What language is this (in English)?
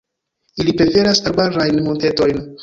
Esperanto